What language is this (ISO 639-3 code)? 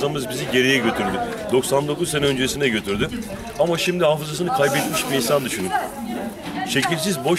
tur